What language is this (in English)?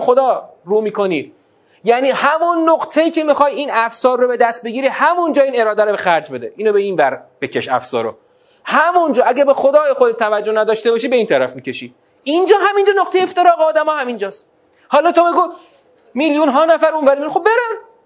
Persian